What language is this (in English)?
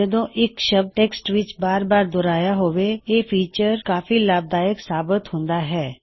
Punjabi